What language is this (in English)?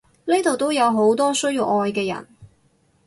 Cantonese